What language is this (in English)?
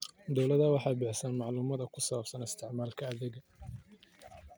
Somali